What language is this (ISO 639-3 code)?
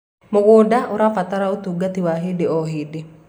kik